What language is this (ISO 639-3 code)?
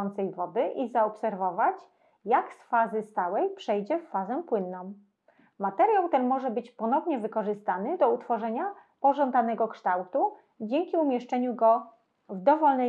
pol